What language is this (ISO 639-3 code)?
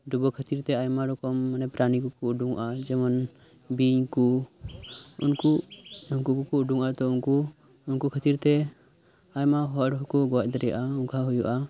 sat